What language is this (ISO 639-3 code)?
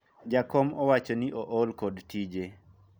luo